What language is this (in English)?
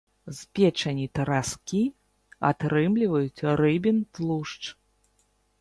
Belarusian